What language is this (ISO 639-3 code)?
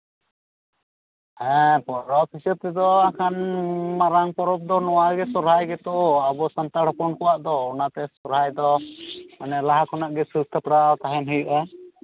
sat